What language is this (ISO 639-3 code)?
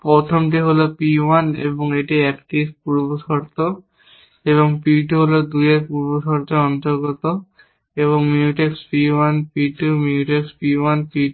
ben